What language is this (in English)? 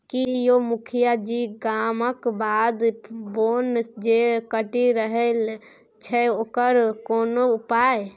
Maithili